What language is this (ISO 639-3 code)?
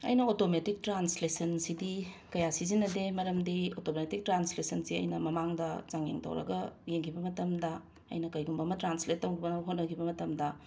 mni